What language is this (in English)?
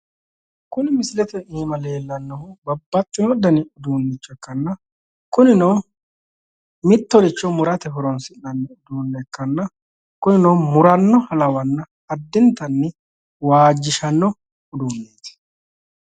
Sidamo